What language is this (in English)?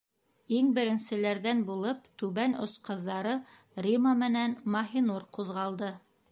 Bashkir